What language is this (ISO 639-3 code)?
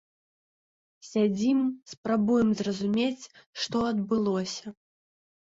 bel